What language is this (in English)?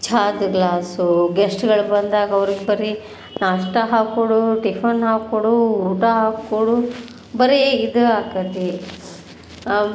Kannada